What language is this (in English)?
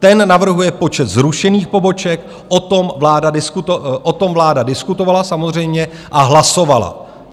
Czech